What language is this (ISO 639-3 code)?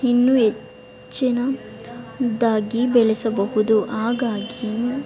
kan